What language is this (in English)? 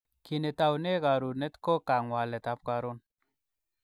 Kalenjin